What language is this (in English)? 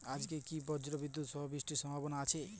Bangla